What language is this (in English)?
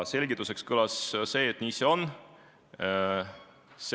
Estonian